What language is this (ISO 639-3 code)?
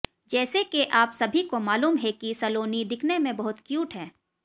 hin